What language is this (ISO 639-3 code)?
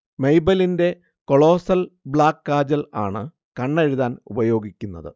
mal